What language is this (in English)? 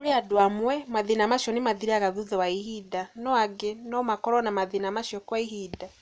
Kikuyu